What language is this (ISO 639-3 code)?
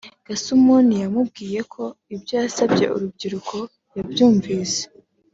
kin